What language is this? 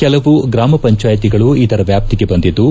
Kannada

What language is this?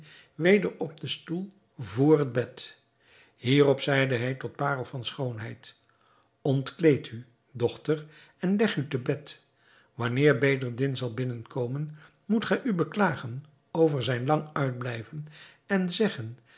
Dutch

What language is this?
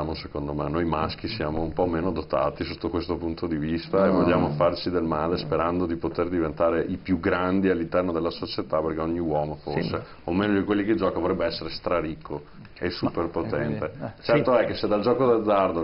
Italian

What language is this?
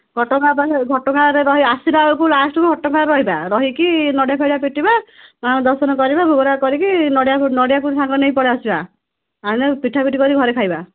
Odia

